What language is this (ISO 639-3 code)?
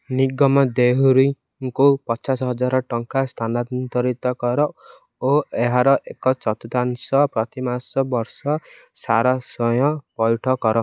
ori